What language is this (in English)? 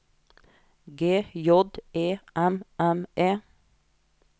Norwegian